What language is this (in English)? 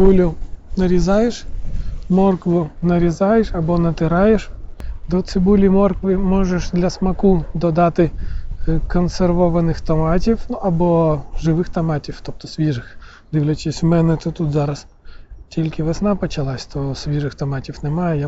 Ukrainian